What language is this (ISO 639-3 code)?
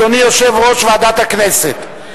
heb